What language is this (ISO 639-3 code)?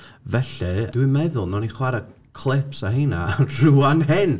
cym